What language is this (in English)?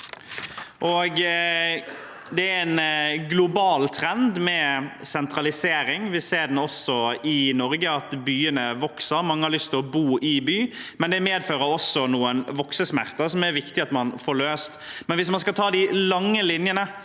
Norwegian